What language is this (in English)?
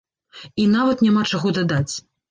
Belarusian